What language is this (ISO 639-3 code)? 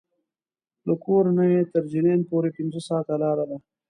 pus